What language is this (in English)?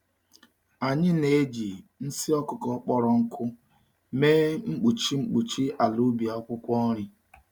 Igbo